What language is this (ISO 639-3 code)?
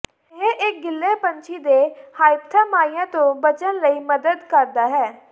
pan